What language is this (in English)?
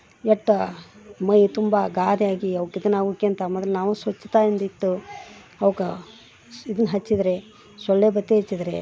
Kannada